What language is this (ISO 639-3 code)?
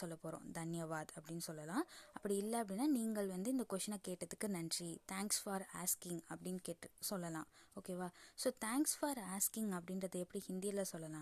tam